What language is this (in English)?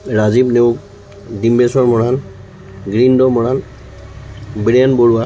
Assamese